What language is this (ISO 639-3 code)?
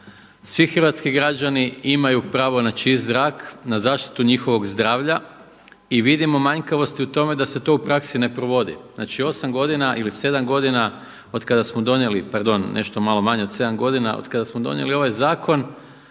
hrv